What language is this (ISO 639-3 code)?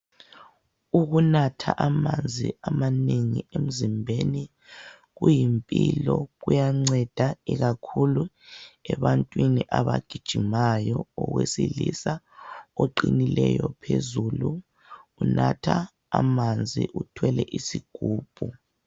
nde